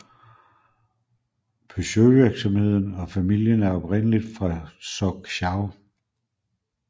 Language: Danish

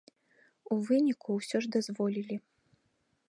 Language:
Belarusian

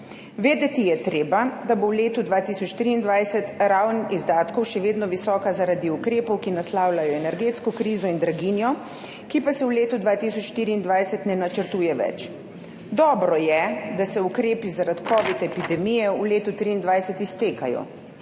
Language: Slovenian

